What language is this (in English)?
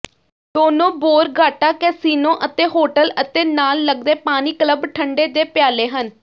Punjabi